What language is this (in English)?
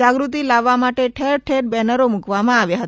Gujarati